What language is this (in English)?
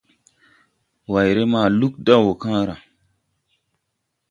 Tupuri